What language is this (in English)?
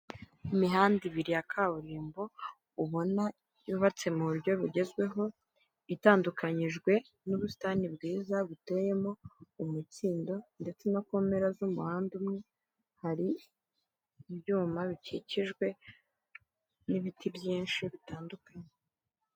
Kinyarwanda